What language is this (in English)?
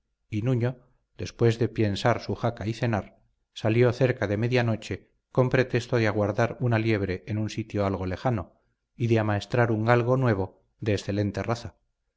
Spanish